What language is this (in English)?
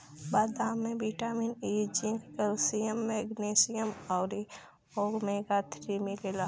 Bhojpuri